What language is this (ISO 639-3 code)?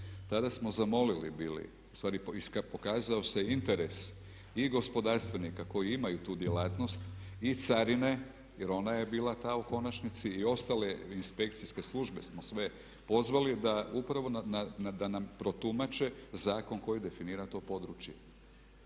hrv